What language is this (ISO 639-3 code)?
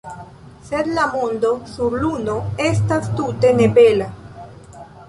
epo